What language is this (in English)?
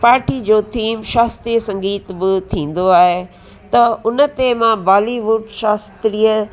Sindhi